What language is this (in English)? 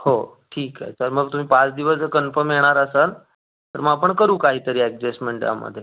Marathi